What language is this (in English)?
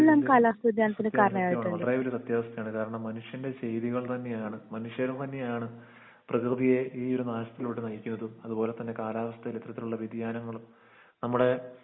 Malayalam